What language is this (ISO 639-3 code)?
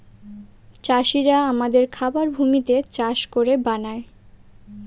ben